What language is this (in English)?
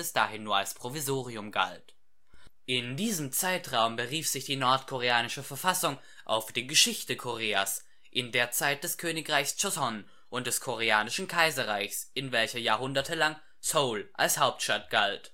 German